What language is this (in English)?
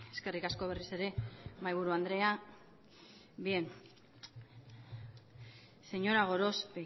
Basque